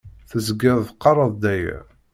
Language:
Kabyle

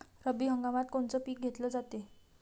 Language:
Marathi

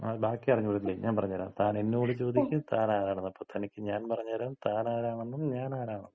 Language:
Malayalam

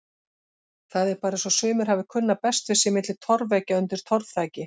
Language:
Icelandic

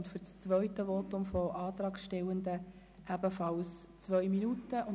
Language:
Swiss German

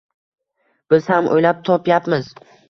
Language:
Uzbek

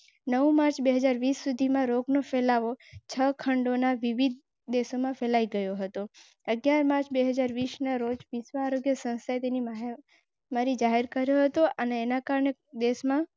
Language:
Gujarati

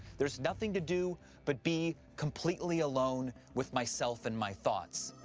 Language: English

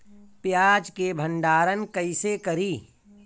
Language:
Bhojpuri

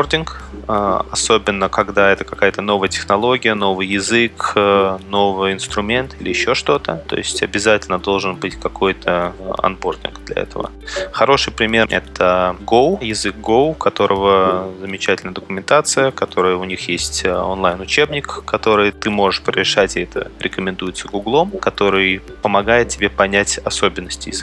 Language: Russian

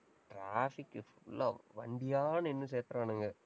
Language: Tamil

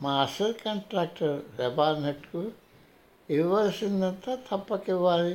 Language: Telugu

